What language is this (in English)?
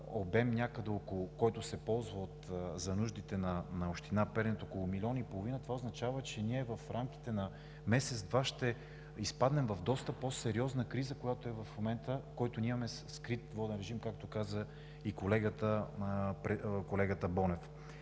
Bulgarian